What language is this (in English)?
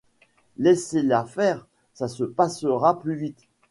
French